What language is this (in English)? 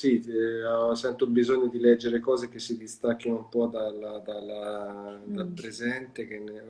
Italian